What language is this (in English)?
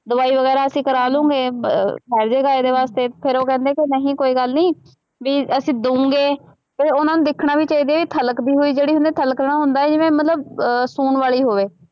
Punjabi